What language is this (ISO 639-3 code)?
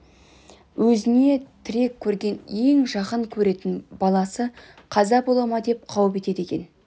kaz